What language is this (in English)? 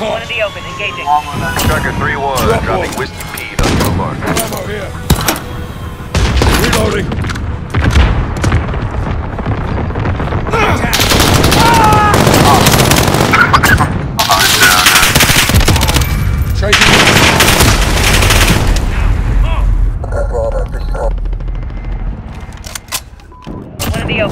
English